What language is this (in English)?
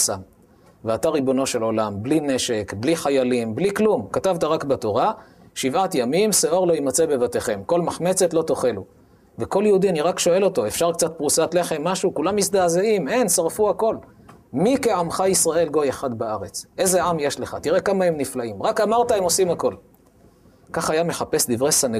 Hebrew